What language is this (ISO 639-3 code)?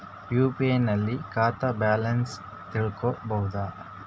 kan